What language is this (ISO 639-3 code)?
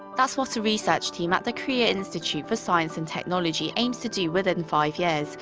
eng